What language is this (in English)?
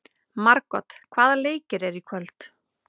Icelandic